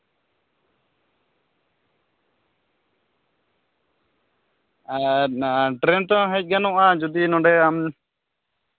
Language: Santali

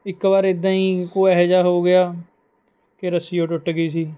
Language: Punjabi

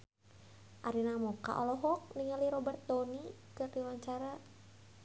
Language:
Sundanese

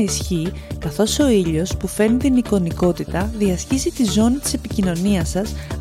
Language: Greek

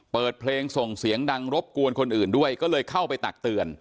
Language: Thai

